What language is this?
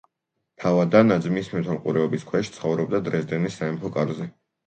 Georgian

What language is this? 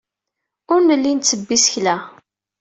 Kabyle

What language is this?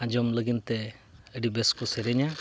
Santali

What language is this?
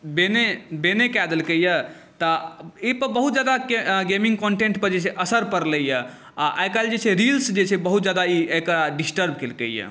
Maithili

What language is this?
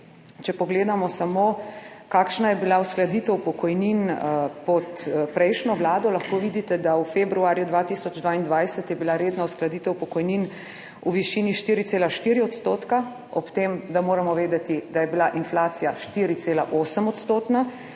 Slovenian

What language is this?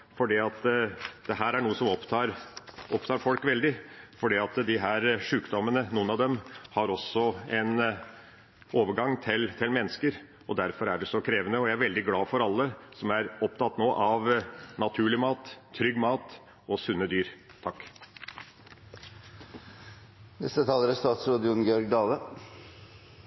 Norwegian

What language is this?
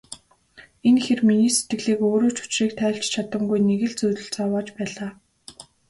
Mongolian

